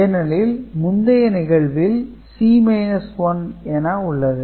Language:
Tamil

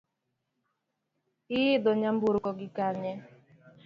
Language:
Luo (Kenya and Tanzania)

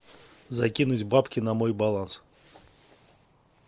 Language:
Russian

